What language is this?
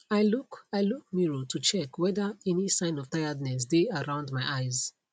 Nigerian Pidgin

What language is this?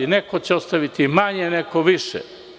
Serbian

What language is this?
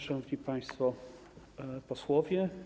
Polish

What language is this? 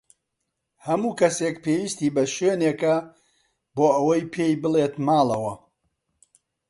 Central Kurdish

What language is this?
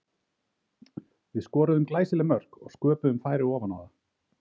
Icelandic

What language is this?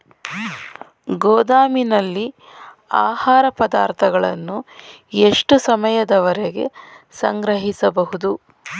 Kannada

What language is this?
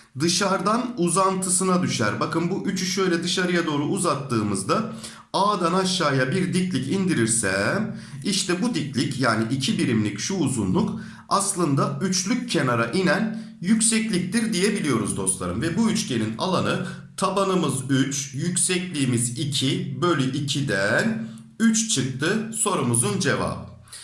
Turkish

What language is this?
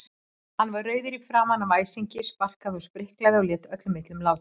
Icelandic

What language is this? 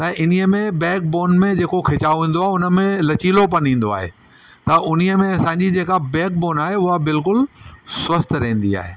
Sindhi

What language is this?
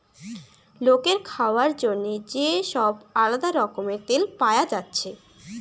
Bangla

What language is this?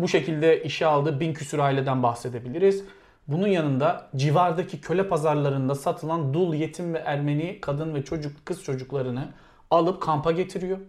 Turkish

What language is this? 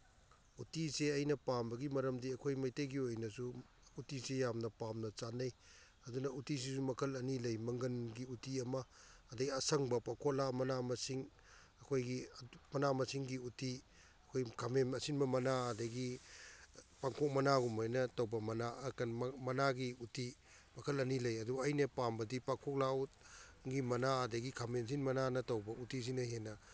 Manipuri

